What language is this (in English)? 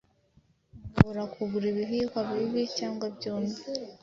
Kinyarwanda